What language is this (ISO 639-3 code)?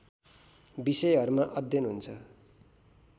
nep